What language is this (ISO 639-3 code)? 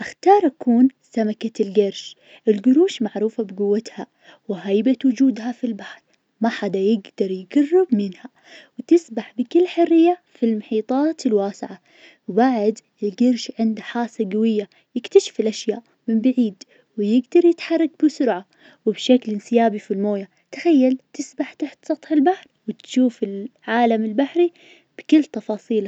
ars